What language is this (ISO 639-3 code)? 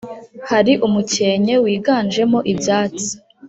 kin